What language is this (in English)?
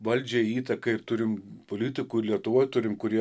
Lithuanian